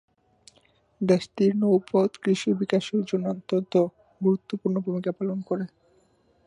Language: Bangla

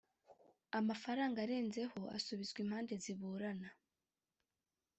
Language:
Kinyarwanda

